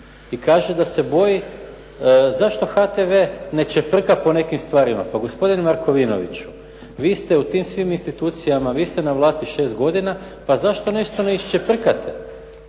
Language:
Croatian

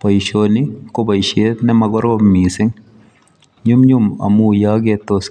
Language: Kalenjin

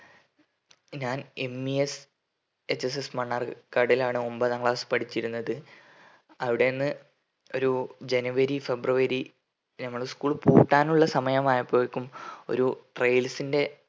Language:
Malayalam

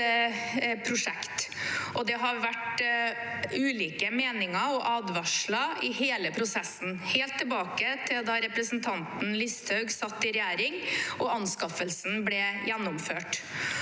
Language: Norwegian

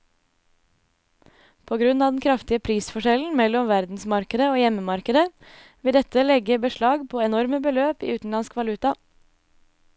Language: Norwegian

